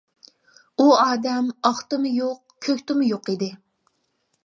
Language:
Uyghur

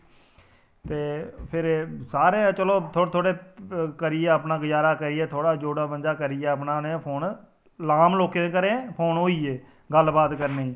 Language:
Dogri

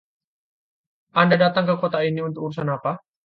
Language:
Indonesian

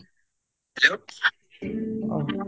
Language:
Odia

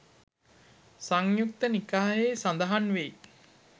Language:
Sinhala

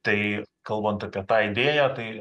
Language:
Lithuanian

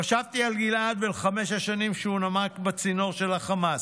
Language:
Hebrew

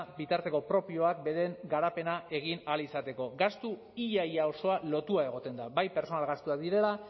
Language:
Basque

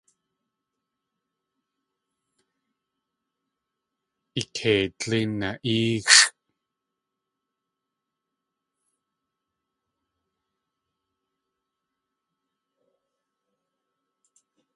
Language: Tlingit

